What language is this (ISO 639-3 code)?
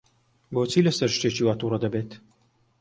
ckb